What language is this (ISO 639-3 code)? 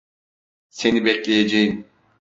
tur